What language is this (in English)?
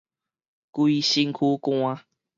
Min Nan Chinese